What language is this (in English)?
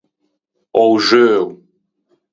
Ligurian